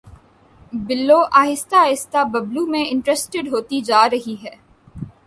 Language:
Urdu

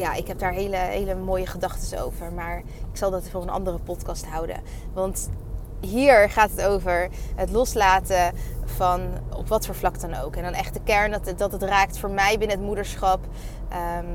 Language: Dutch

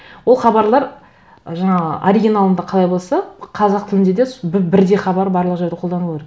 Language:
Kazakh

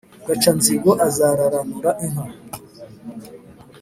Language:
Kinyarwanda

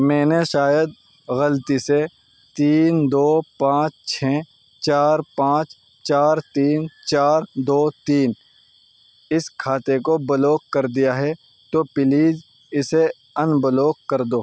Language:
Urdu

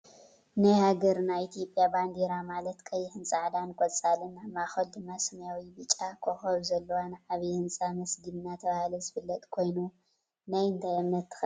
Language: Tigrinya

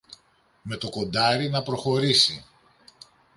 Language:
Greek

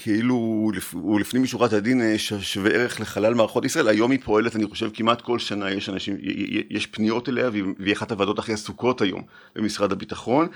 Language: Hebrew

